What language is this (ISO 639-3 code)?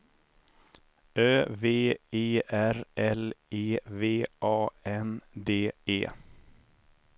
swe